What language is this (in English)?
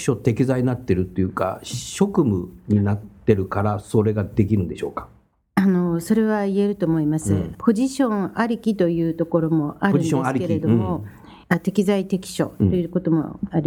Japanese